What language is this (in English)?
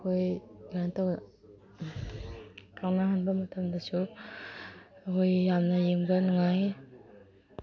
Manipuri